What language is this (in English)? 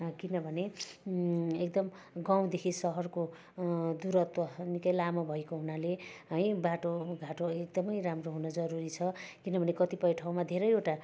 Nepali